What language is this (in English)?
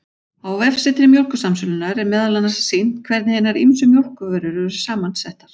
Icelandic